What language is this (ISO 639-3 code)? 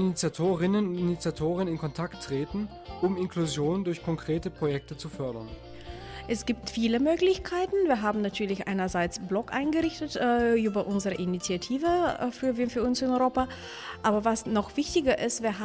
deu